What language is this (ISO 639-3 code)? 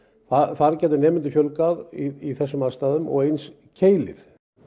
isl